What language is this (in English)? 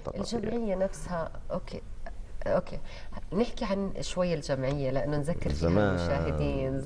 Arabic